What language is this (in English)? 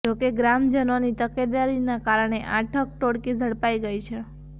Gujarati